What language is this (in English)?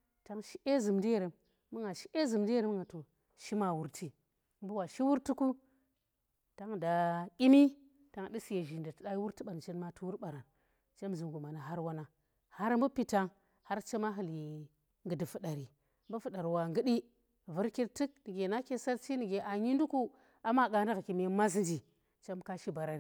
Tera